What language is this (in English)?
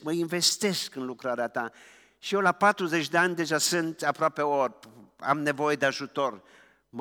Romanian